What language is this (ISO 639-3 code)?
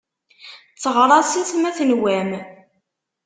kab